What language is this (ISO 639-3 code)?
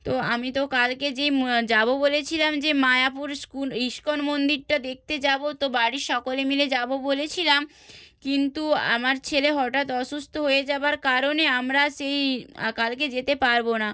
ben